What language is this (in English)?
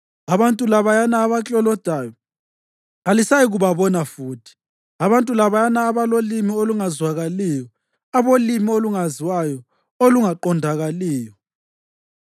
North Ndebele